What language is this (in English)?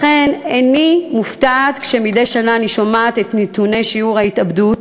Hebrew